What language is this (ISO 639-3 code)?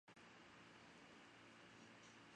zho